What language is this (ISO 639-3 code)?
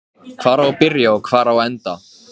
isl